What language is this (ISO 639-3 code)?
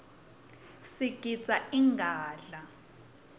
ssw